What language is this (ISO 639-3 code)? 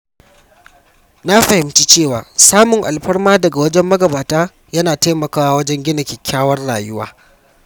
hau